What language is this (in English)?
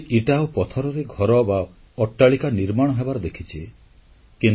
Odia